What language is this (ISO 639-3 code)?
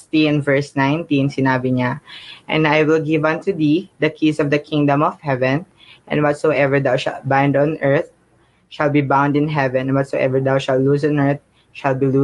fil